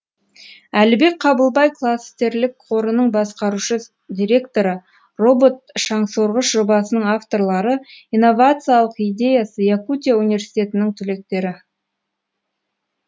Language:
Kazakh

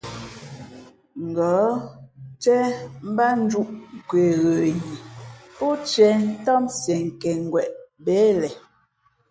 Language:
Fe'fe'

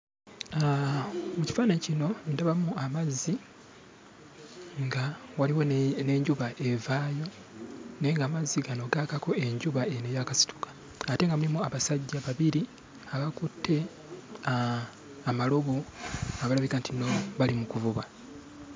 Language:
Ganda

